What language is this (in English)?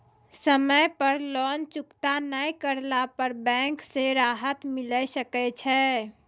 Maithili